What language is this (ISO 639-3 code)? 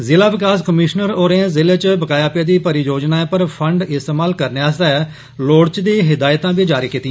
doi